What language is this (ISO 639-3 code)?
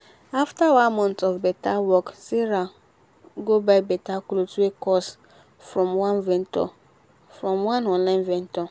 pcm